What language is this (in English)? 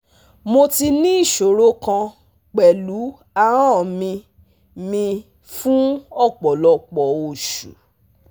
Yoruba